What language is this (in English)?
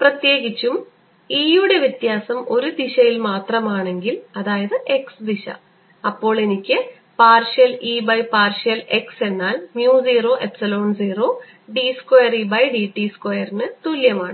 Malayalam